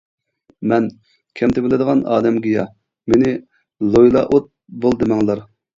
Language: Uyghur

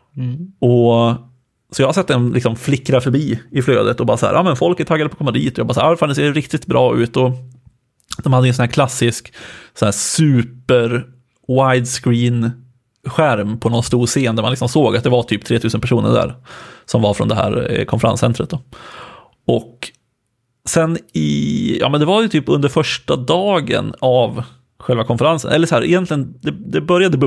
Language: Swedish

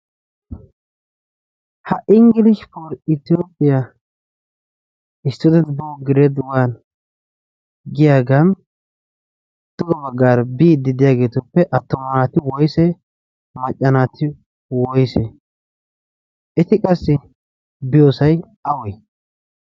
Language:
Wolaytta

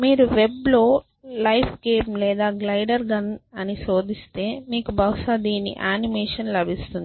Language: Telugu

